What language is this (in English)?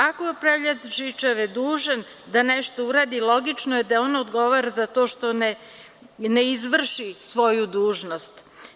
Serbian